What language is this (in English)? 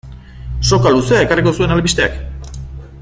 Basque